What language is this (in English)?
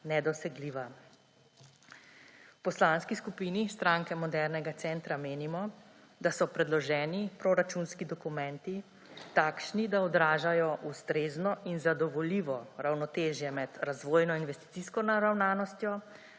Slovenian